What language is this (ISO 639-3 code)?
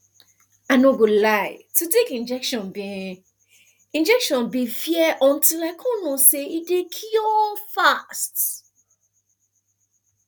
pcm